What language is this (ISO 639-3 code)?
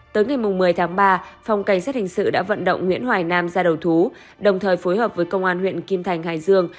vie